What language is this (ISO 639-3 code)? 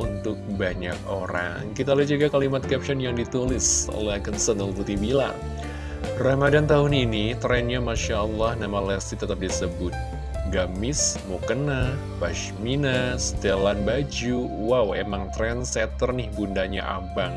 ind